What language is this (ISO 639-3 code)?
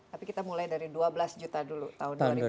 ind